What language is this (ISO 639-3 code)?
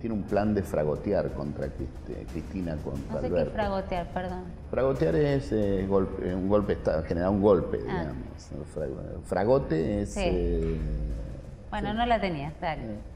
spa